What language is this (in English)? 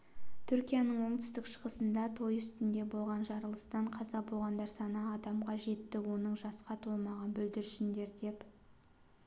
Kazakh